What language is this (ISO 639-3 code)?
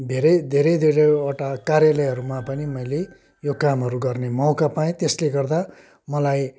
nep